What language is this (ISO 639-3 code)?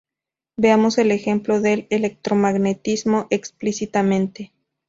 spa